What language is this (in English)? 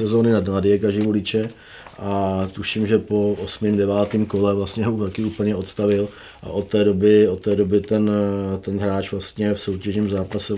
Czech